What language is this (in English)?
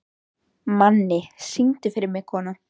Icelandic